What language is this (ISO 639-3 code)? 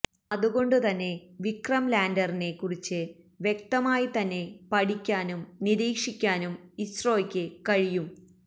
mal